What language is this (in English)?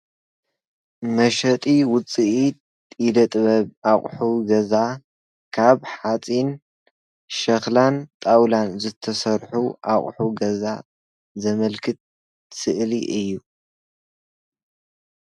Tigrinya